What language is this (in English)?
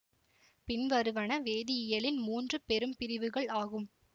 Tamil